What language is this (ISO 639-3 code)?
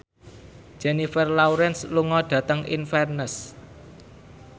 jav